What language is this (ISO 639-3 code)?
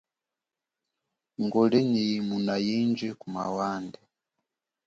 cjk